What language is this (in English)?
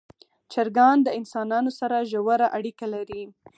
Pashto